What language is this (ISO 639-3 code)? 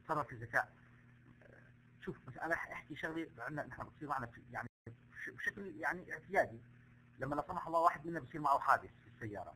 ara